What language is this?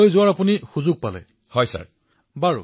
Assamese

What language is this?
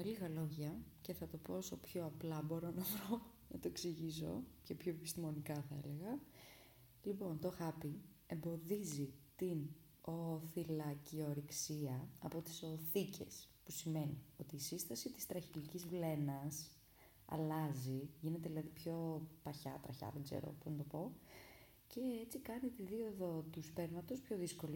Greek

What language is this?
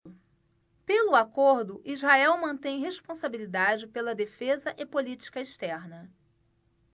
Portuguese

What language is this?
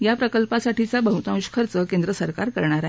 Marathi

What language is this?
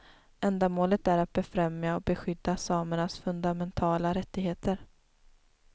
Swedish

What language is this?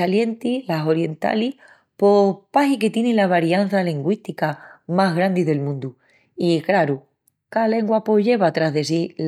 Extremaduran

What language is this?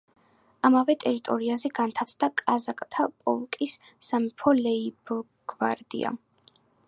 Georgian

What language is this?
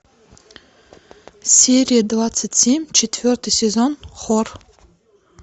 Russian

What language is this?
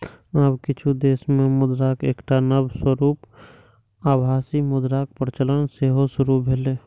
Maithili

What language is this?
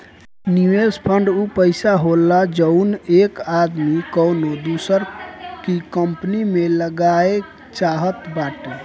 Bhojpuri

